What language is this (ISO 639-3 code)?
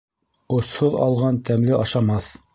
bak